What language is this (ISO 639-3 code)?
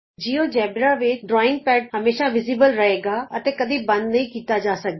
pan